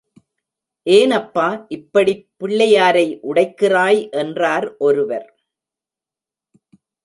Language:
Tamil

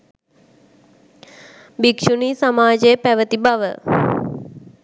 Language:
Sinhala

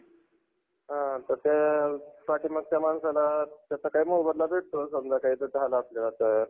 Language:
Marathi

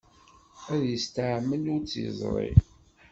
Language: Kabyle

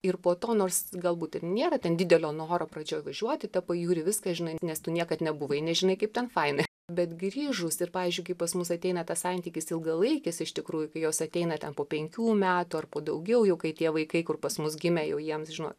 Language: Lithuanian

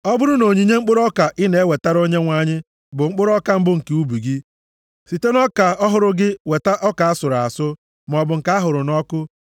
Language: Igbo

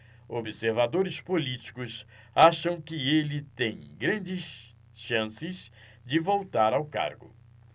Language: Portuguese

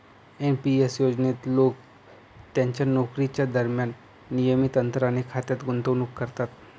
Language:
Marathi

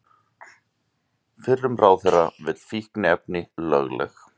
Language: Icelandic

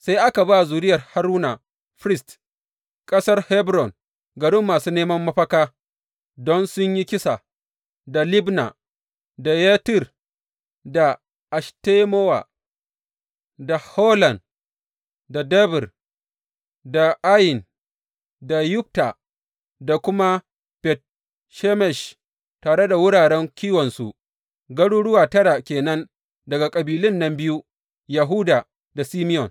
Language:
Hausa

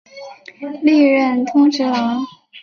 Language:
Chinese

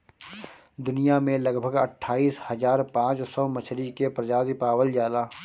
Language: Bhojpuri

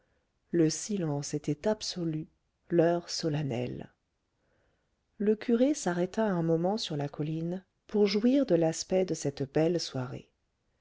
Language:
French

